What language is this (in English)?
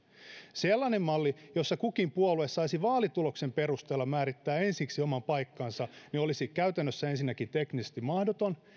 Finnish